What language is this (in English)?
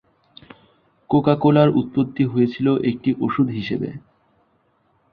Bangla